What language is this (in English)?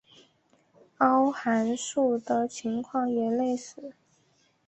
Chinese